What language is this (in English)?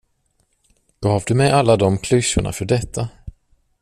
Swedish